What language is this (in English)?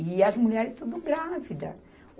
Portuguese